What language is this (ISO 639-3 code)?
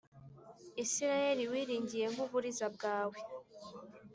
kin